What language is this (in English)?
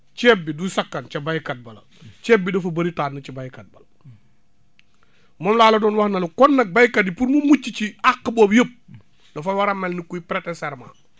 Wolof